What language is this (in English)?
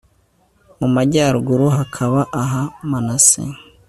Kinyarwanda